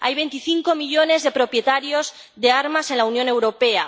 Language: Spanish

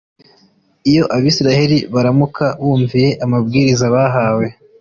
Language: Kinyarwanda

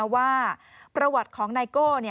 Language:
Thai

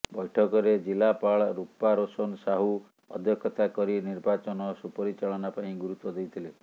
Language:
Odia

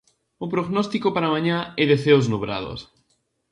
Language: Galician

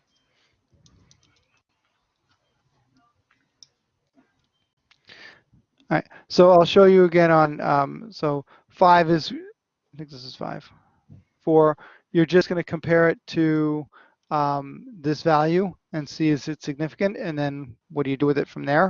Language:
English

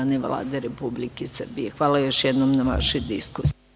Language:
Serbian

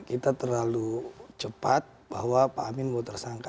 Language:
Indonesian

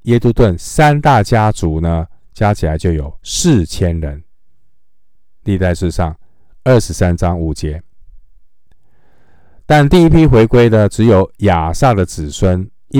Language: Chinese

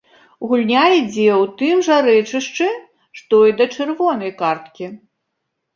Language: Belarusian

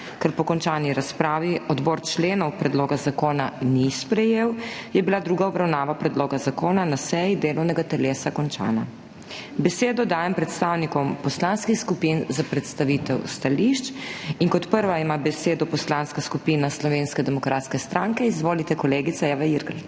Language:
Slovenian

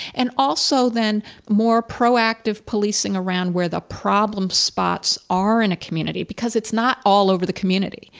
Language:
English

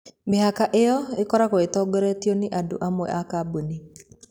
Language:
Kikuyu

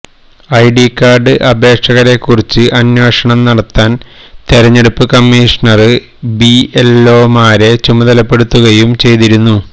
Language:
Malayalam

